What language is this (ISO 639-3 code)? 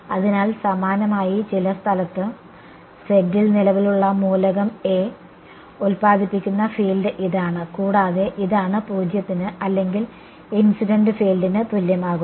mal